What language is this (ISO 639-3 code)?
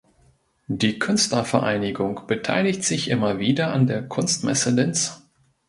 deu